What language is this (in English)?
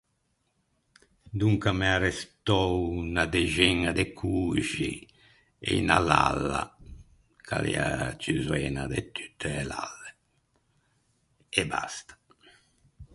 Ligurian